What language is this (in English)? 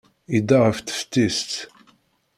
Kabyle